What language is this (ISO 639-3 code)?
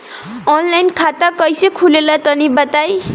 bho